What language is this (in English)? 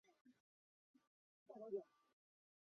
Chinese